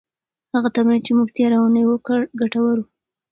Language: Pashto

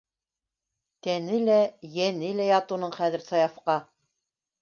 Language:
Bashkir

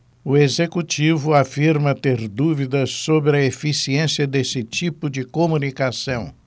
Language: Portuguese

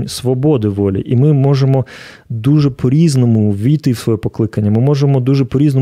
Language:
Ukrainian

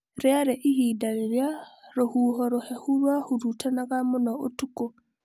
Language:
Kikuyu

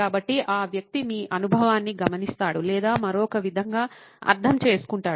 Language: Telugu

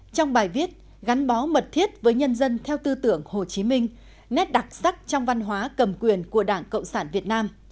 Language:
Vietnamese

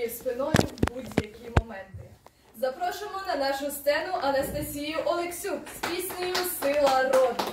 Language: Ukrainian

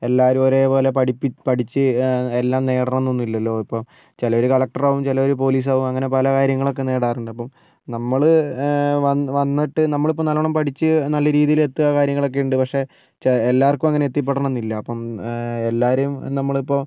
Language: Malayalam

